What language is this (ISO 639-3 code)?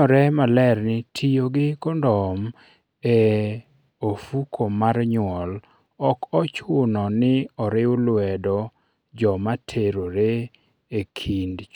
luo